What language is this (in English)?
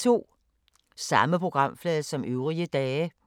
Danish